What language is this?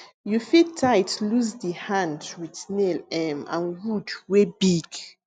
Nigerian Pidgin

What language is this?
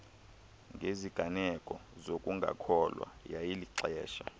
Xhosa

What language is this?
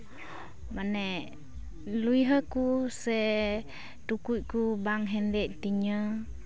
Santali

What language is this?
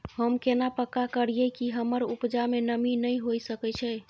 Maithili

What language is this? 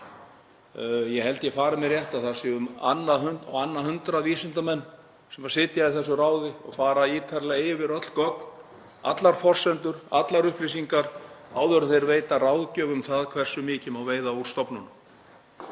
Icelandic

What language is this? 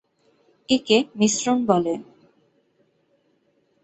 Bangla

